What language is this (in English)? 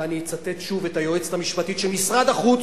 Hebrew